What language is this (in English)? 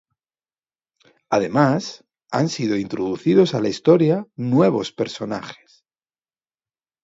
Spanish